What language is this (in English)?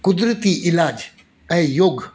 Sindhi